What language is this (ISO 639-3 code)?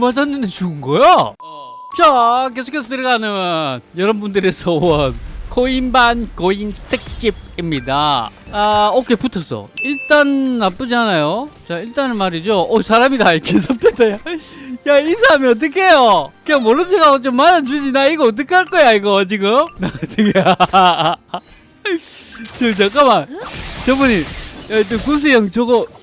kor